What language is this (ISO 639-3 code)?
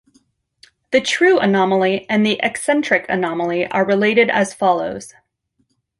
eng